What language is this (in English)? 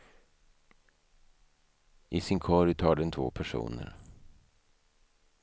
Swedish